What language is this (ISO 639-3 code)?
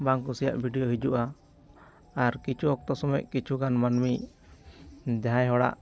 sat